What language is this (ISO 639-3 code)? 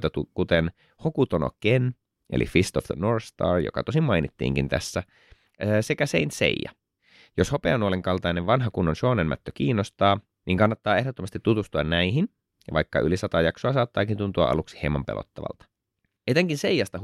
fin